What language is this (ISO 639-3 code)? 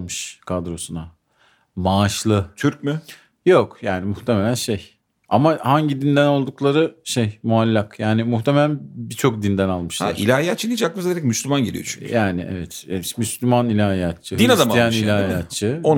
tur